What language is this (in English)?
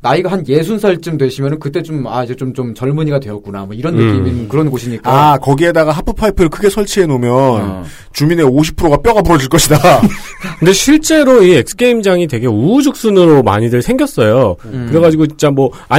Korean